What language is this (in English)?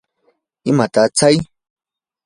Yanahuanca Pasco Quechua